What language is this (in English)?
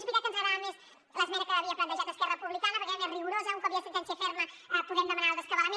Catalan